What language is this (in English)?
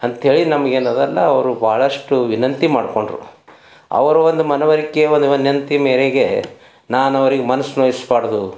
Kannada